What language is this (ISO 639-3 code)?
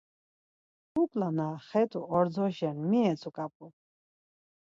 lzz